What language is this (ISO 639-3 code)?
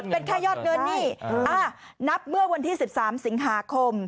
tha